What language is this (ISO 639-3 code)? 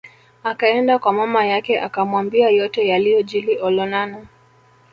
swa